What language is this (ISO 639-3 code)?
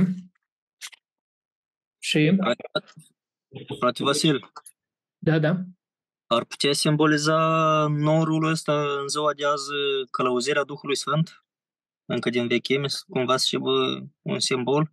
ron